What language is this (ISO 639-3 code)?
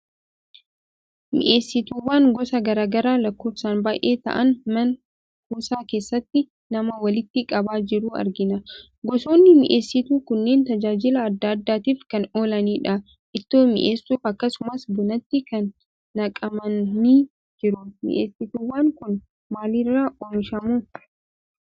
orm